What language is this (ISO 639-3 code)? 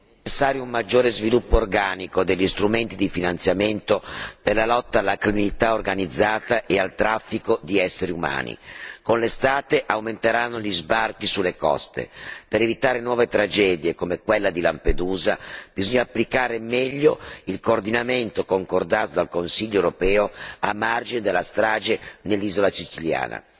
ita